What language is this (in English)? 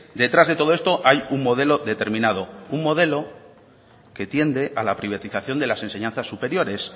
Spanish